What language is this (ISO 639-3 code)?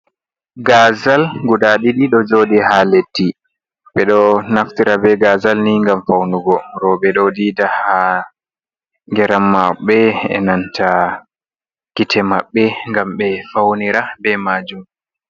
ful